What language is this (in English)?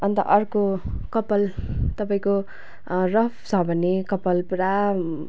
Nepali